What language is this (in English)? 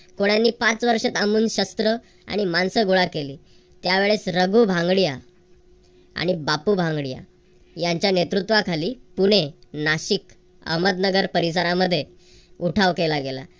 Marathi